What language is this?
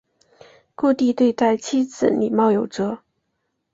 Chinese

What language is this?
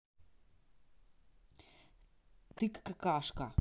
Russian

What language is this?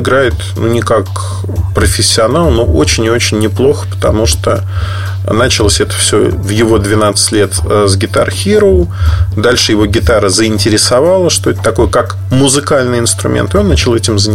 Russian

